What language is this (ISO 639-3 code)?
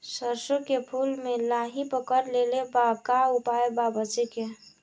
bho